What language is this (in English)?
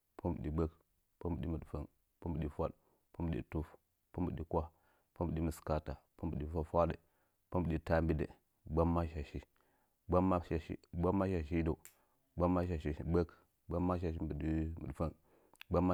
Nzanyi